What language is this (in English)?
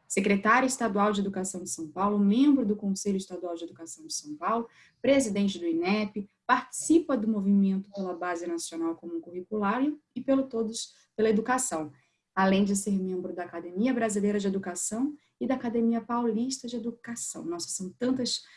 Portuguese